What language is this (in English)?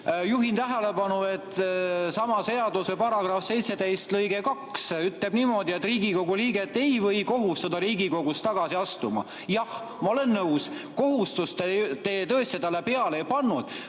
Estonian